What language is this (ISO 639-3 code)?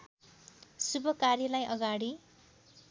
nep